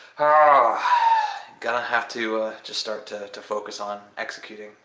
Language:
English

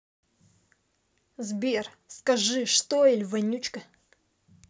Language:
Russian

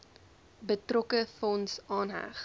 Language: Afrikaans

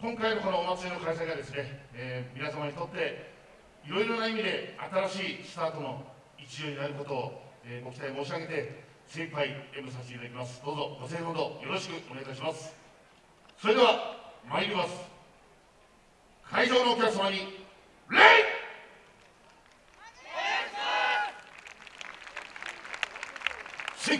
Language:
Japanese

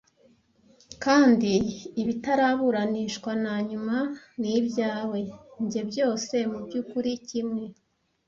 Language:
Kinyarwanda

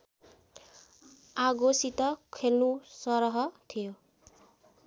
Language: Nepali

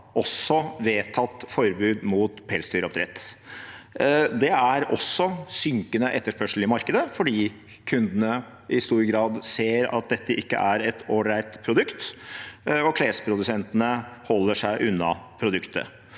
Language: Norwegian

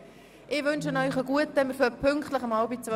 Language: Swiss German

